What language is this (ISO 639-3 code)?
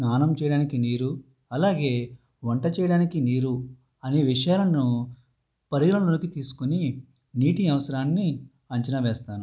tel